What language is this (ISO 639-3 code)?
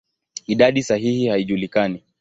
swa